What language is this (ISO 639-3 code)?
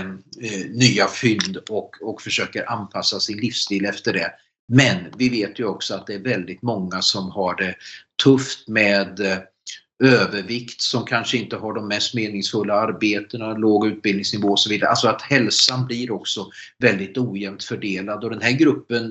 swe